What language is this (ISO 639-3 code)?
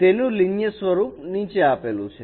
guj